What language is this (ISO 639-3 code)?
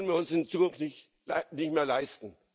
deu